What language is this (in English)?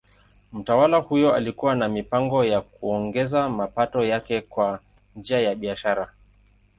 Swahili